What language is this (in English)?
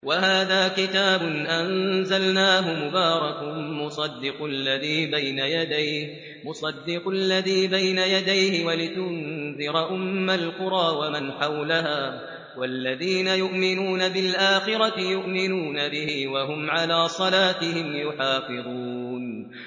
Arabic